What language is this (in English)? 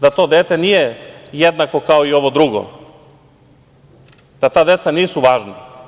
Serbian